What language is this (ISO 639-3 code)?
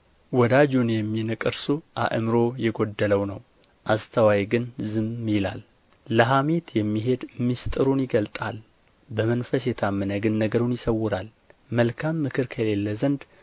amh